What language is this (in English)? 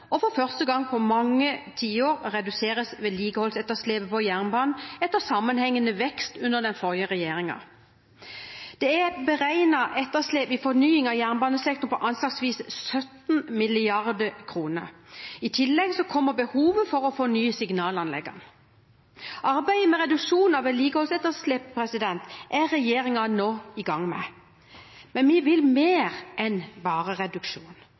Norwegian Bokmål